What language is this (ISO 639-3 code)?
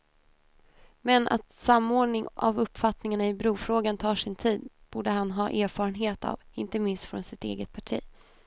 swe